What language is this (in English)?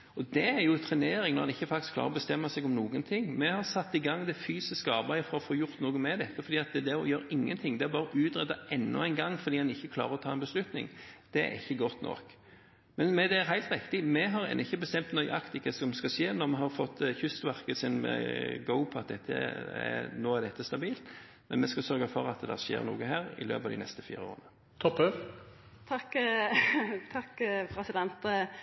Norwegian Bokmål